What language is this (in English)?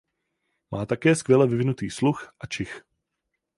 Czech